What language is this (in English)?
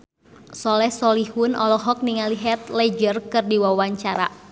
Sundanese